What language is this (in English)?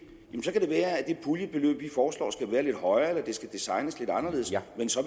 Danish